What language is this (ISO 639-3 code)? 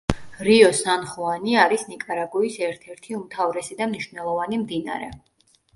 kat